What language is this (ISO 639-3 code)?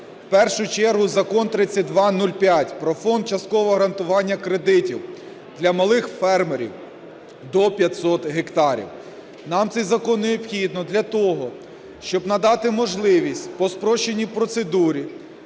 ukr